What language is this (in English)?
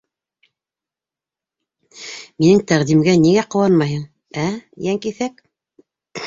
Bashkir